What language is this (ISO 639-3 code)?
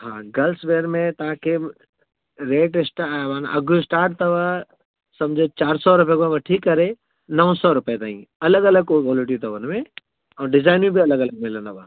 snd